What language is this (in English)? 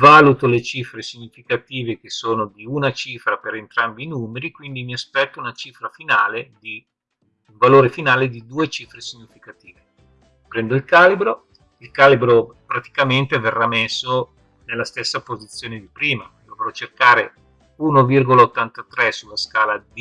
Italian